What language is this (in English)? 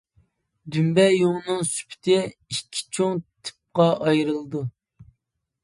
Uyghur